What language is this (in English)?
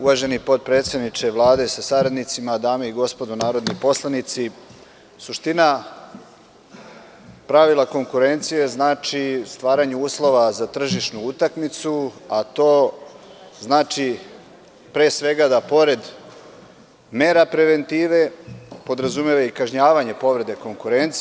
Serbian